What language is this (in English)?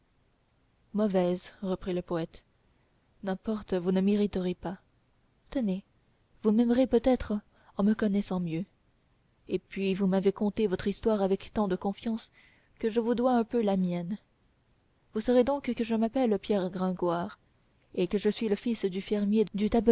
French